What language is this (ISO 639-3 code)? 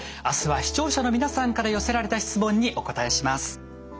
jpn